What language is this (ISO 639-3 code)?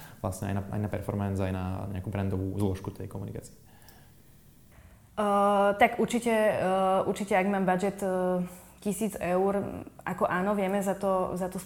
slk